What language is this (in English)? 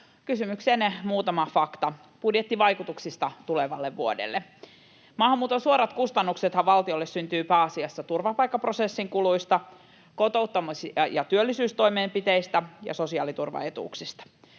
Finnish